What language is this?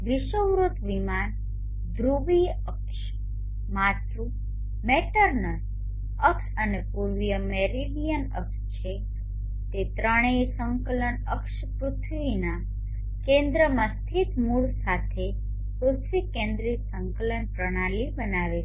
Gujarati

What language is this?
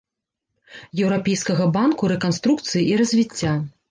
Belarusian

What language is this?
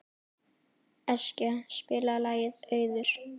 Icelandic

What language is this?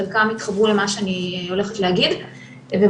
Hebrew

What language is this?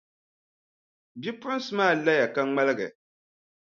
Dagbani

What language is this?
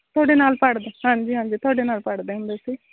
Punjabi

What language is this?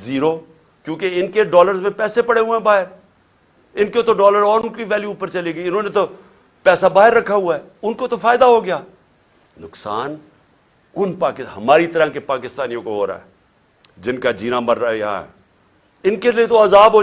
Urdu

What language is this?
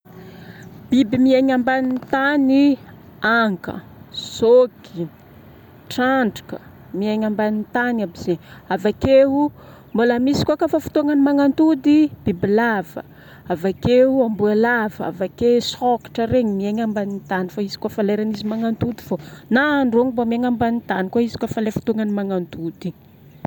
Northern Betsimisaraka Malagasy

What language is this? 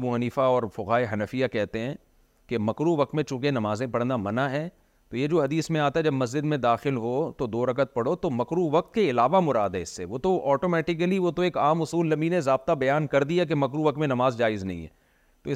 Urdu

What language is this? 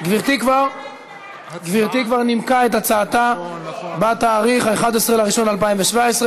Hebrew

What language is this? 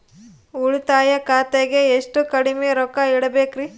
Kannada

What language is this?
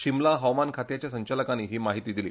Konkani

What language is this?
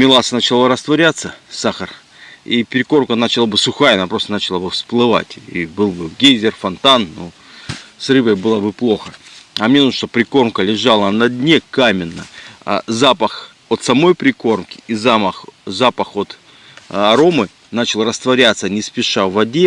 Russian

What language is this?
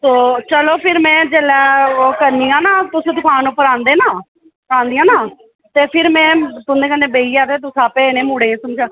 Dogri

